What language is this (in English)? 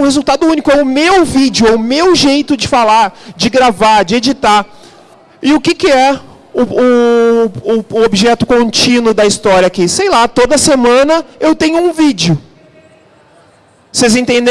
Portuguese